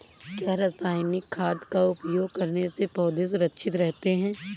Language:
Hindi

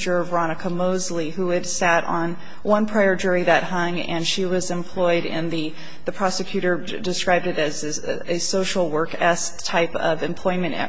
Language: English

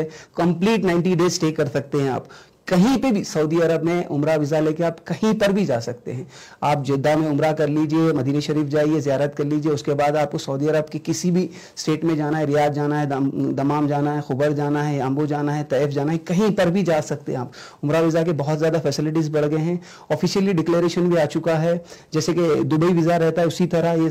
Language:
Hindi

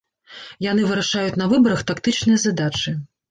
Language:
Belarusian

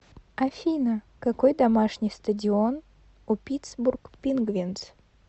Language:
Russian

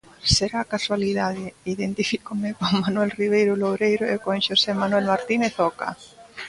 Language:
Galician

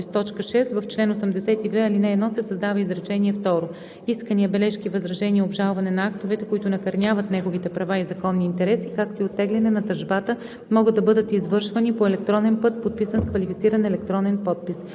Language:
Bulgarian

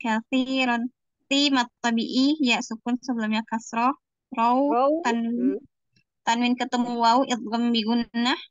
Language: Indonesian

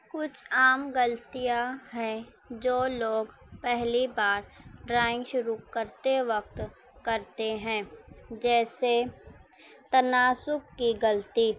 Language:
Urdu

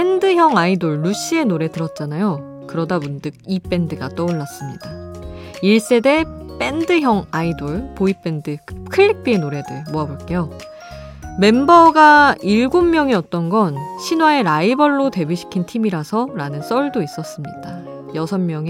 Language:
Korean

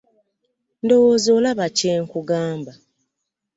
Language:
Ganda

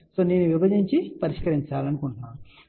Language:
Telugu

